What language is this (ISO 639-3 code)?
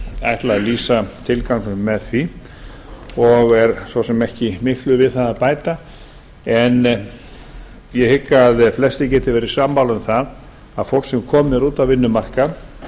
isl